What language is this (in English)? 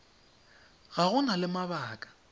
Tswana